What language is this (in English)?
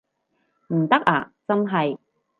Cantonese